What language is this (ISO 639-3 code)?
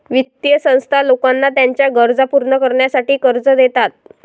mar